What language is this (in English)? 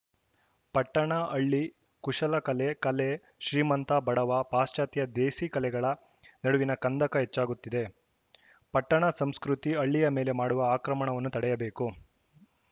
Kannada